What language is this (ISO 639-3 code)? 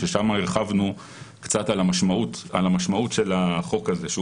heb